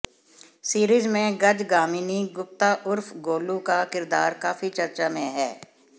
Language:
Hindi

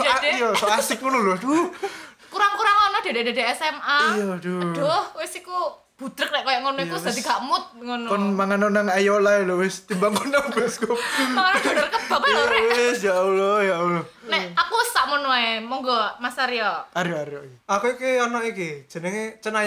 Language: Indonesian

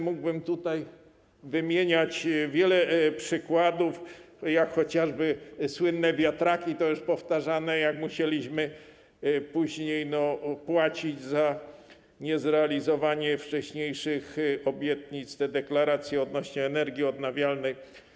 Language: Polish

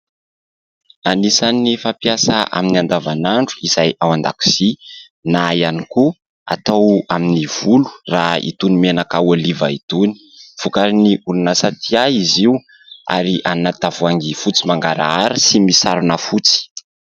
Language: Malagasy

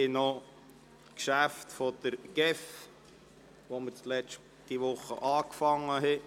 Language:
Swiss German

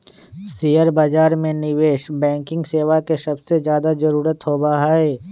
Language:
Magahi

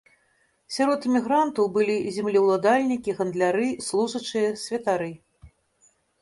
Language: Belarusian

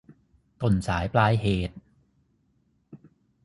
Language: Thai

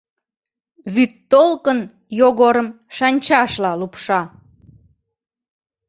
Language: Mari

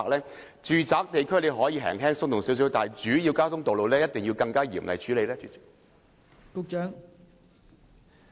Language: Cantonese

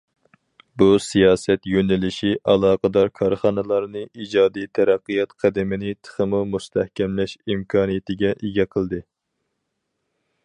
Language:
Uyghur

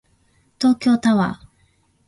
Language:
Japanese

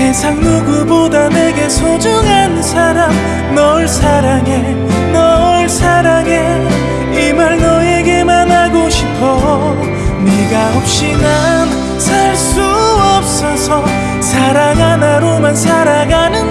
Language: Korean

